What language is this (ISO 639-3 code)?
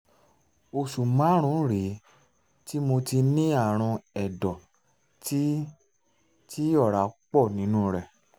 yor